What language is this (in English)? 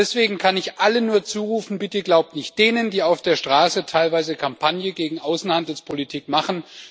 German